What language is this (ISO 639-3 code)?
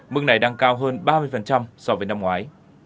vie